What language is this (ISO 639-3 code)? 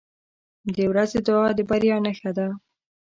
pus